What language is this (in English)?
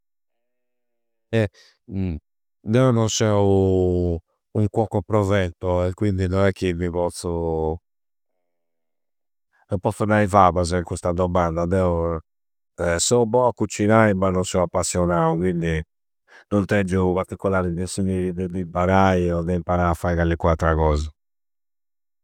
Campidanese Sardinian